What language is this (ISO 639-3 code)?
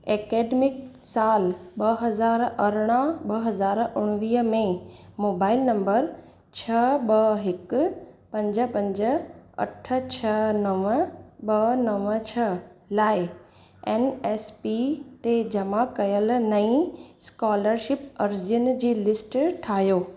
snd